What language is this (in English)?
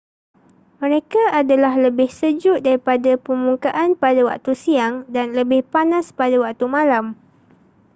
Malay